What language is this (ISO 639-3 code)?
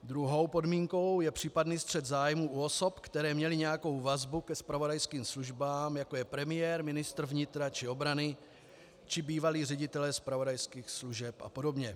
ces